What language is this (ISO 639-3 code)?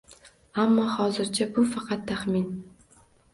uzb